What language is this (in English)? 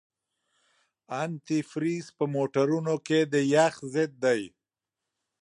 Pashto